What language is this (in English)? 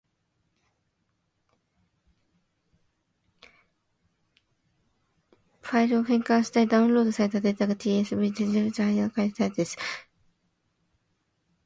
Japanese